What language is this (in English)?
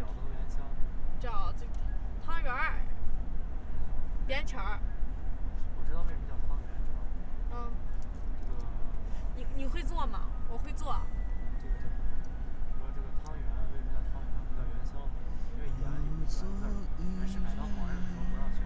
Chinese